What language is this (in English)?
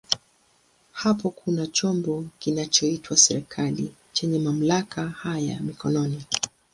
Swahili